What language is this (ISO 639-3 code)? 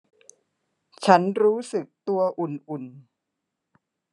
tha